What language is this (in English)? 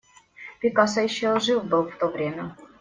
Russian